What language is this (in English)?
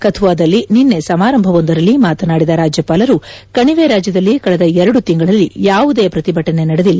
Kannada